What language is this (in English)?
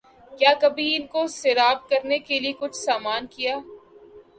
Urdu